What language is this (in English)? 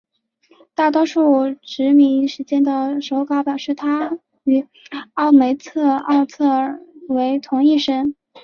Chinese